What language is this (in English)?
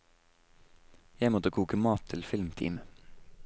Norwegian